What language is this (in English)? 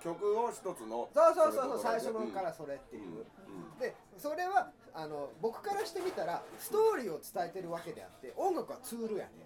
Japanese